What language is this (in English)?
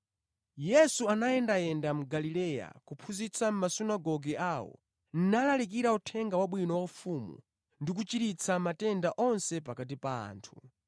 Nyanja